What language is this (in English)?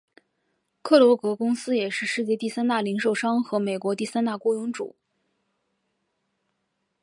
Chinese